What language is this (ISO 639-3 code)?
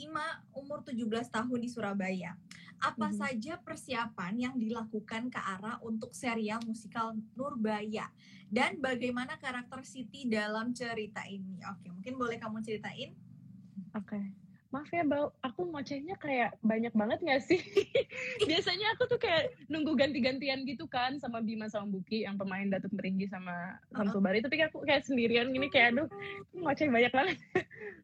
ind